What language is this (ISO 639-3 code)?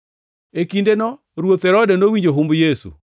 luo